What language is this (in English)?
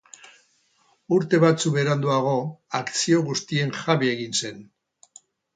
Basque